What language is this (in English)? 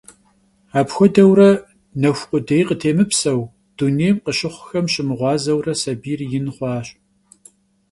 Kabardian